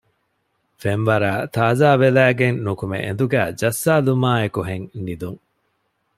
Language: Divehi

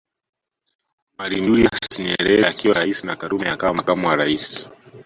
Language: Swahili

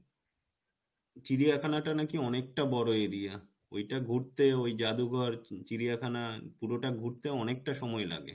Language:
Bangla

